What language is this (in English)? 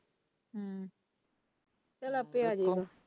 Punjabi